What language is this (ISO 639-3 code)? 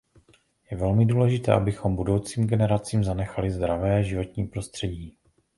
ces